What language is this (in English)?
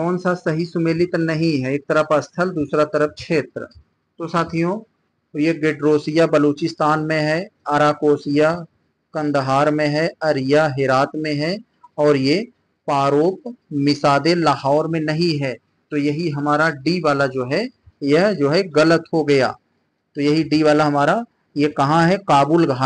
Hindi